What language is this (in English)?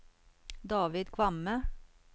Norwegian